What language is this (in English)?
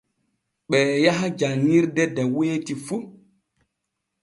Borgu Fulfulde